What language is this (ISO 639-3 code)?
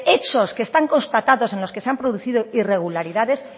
spa